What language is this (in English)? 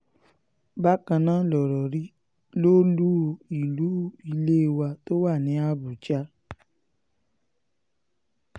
Yoruba